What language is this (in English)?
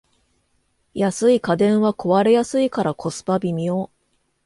Japanese